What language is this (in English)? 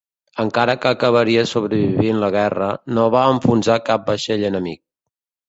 Catalan